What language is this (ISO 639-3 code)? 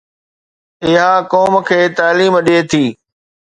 snd